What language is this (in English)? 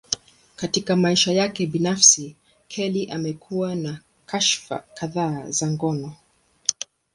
Swahili